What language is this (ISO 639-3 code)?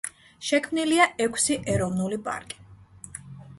kat